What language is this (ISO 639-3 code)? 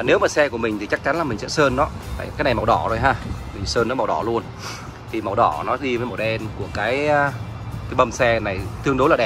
vie